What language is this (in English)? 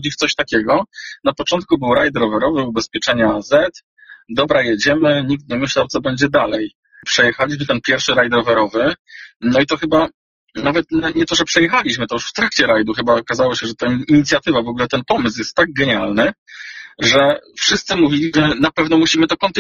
Polish